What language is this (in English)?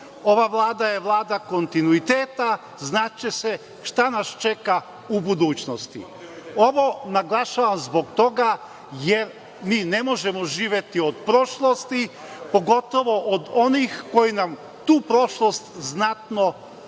Serbian